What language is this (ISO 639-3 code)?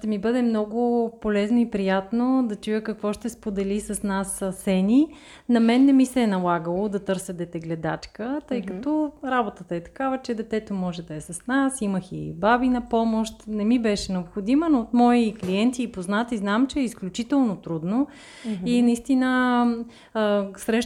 bul